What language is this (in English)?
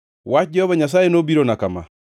Luo (Kenya and Tanzania)